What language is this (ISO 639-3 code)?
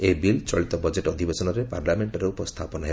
ori